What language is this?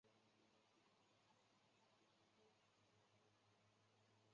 Chinese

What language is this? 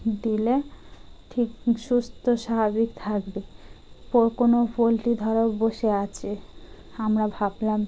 Bangla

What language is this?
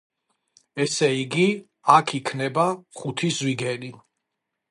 Georgian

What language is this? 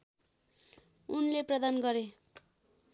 Nepali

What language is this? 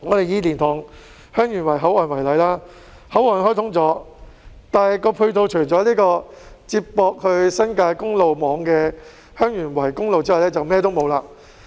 Cantonese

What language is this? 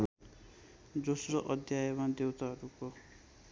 Nepali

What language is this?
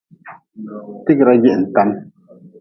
Nawdm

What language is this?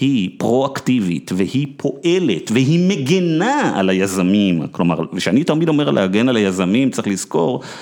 Hebrew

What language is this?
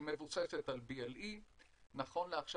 Hebrew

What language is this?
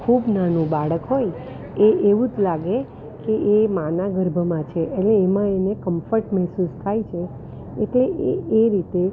Gujarati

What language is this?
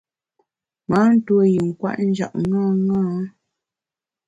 Bamun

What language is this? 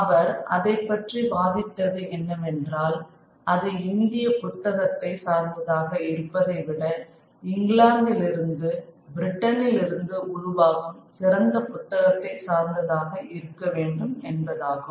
Tamil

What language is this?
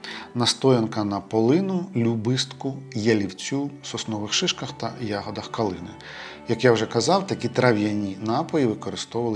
Ukrainian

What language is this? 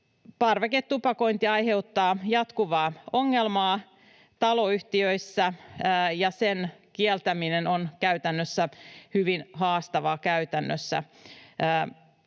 Finnish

